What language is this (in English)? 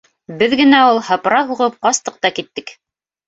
Bashkir